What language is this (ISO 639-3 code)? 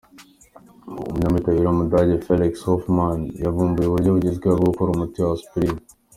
kin